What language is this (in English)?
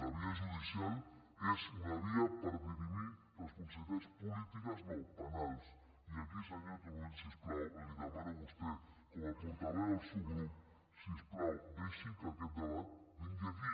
Catalan